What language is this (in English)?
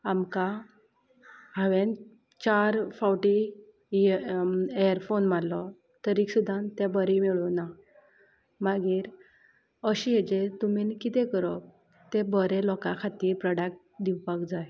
Konkani